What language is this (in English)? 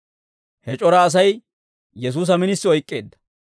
Dawro